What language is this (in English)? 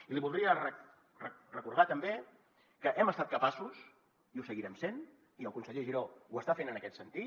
Catalan